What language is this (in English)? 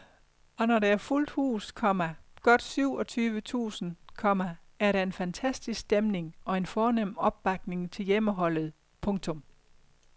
Danish